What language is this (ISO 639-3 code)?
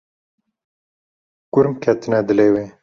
kur